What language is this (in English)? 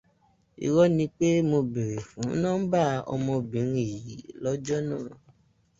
Yoruba